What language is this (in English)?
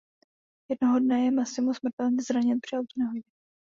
Czech